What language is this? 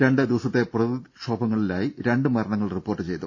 Malayalam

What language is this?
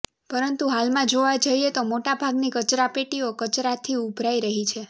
Gujarati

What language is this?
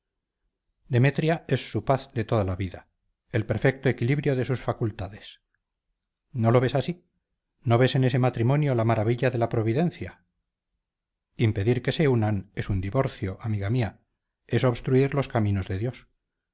Spanish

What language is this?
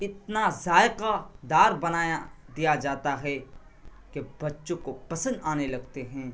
Urdu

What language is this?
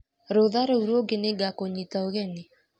Kikuyu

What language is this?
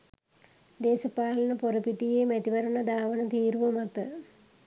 Sinhala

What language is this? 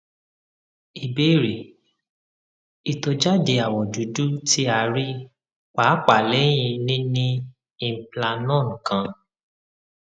Yoruba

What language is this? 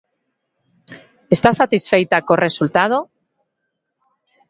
Galician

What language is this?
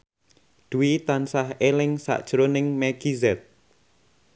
Javanese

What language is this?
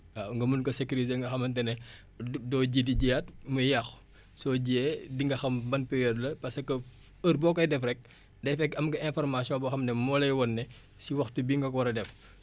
Wolof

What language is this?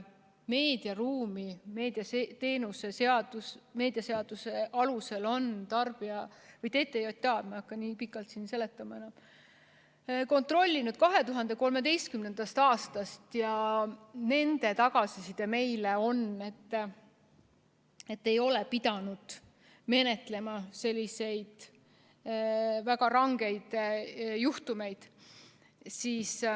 Estonian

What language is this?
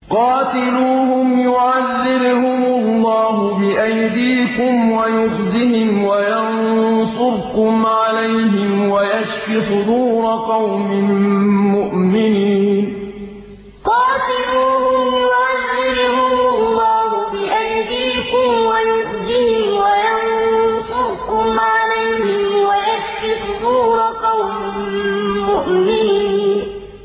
Arabic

